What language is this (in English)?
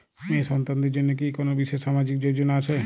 Bangla